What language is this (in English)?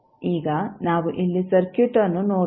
Kannada